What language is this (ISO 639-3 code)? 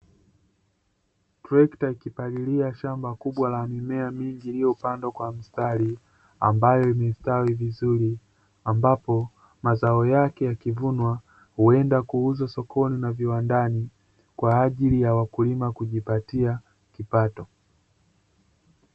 swa